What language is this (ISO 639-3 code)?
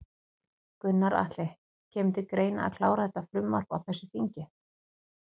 isl